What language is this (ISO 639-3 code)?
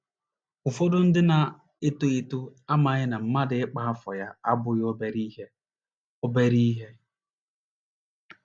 ibo